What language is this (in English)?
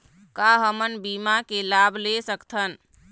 Chhattisgarhi